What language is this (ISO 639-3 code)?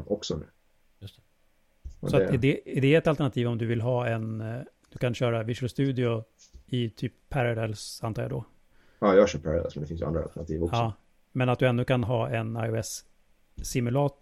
swe